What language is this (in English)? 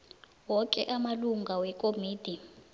South Ndebele